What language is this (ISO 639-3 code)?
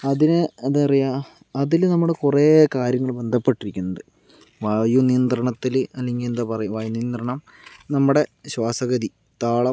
mal